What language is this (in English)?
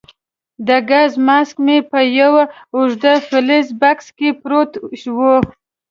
Pashto